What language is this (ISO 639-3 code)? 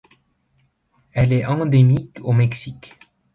fra